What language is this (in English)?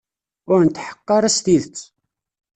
Kabyle